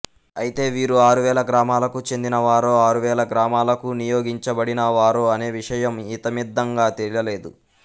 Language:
Telugu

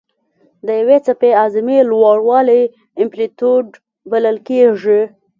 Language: Pashto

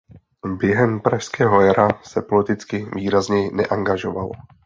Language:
Czech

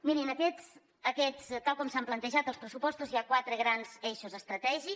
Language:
Catalan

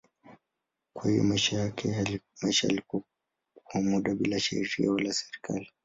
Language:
Swahili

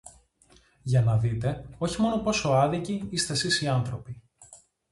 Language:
Greek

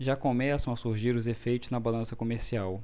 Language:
Portuguese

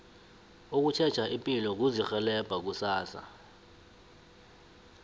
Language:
South Ndebele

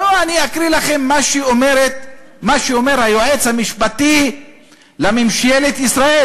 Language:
Hebrew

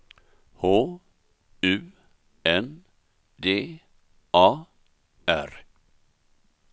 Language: Swedish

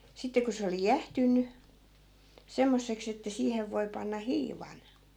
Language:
Finnish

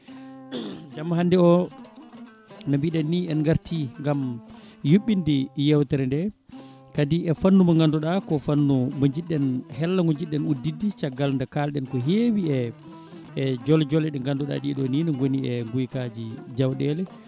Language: Fula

